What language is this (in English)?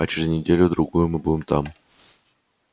Russian